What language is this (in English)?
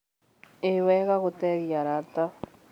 Kikuyu